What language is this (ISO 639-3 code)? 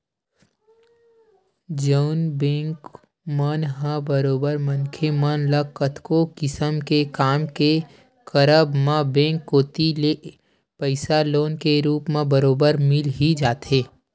hne